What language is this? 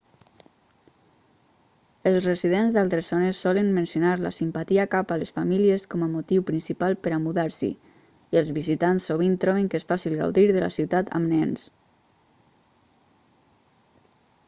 Catalan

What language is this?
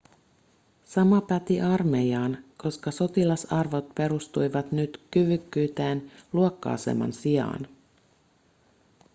Finnish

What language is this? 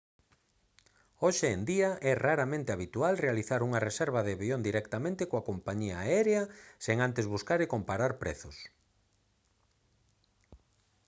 Galician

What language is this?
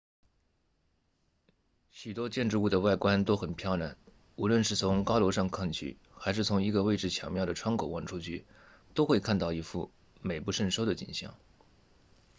Chinese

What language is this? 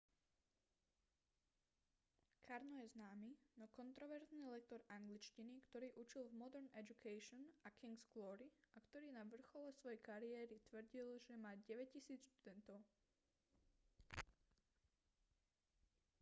Slovak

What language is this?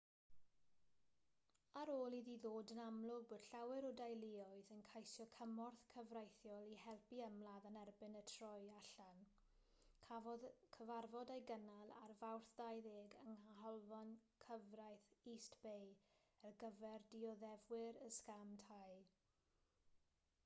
Welsh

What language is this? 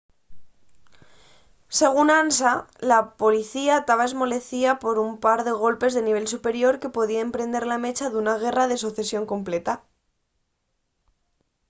Asturian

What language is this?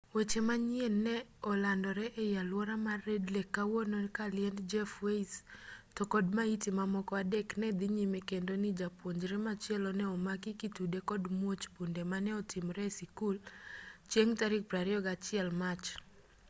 Luo (Kenya and Tanzania)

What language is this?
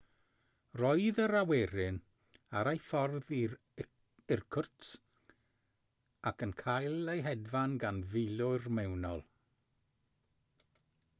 Welsh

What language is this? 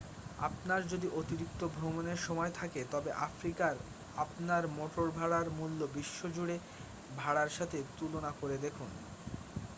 Bangla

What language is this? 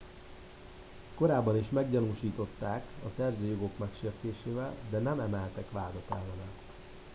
Hungarian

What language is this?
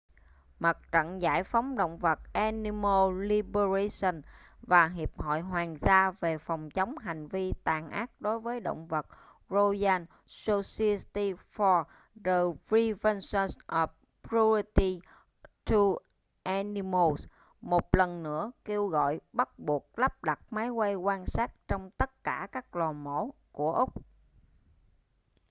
Vietnamese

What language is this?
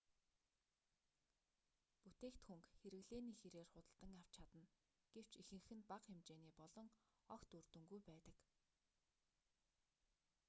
Mongolian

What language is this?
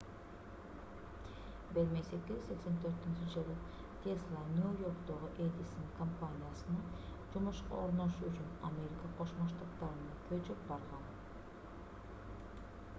Kyrgyz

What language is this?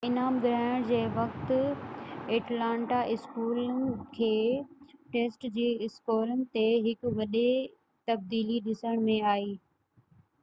Sindhi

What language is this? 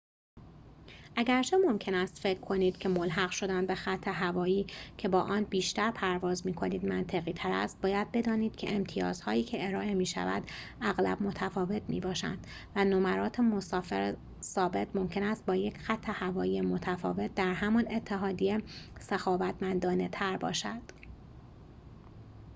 Persian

